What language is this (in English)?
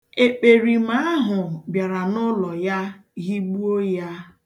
Igbo